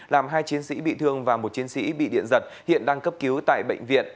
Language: Vietnamese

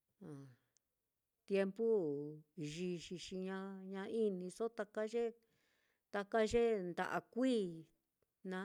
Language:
Mitlatongo Mixtec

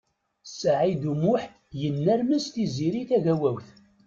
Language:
Kabyle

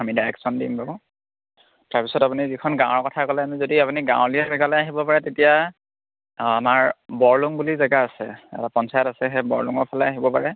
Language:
Assamese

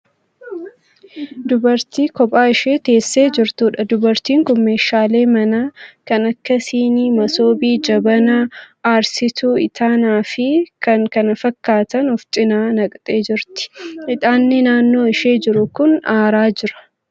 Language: Oromo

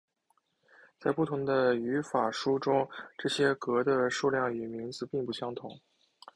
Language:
Chinese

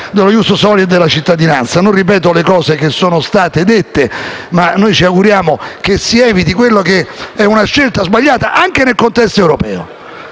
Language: Italian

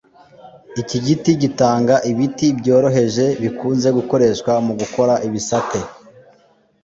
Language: Kinyarwanda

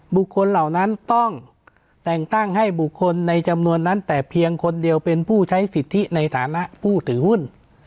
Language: Thai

